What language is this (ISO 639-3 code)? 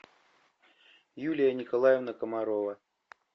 rus